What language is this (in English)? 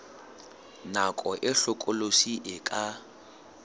Southern Sotho